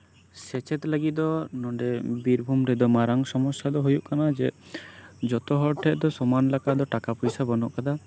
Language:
Santali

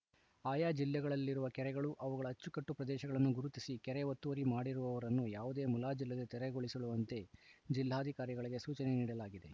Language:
Kannada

